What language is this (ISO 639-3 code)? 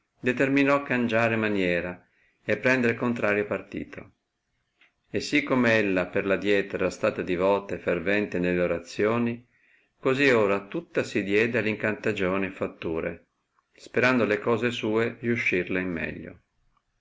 ita